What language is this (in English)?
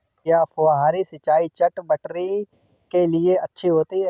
Hindi